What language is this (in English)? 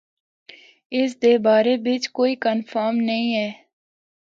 Northern Hindko